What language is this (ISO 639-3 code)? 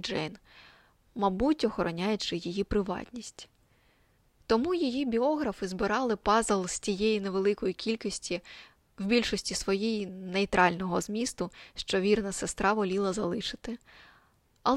ukr